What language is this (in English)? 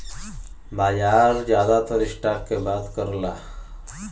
Bhojpuri